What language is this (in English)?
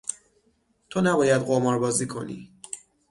Persian